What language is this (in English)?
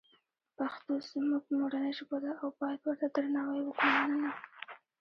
Pashto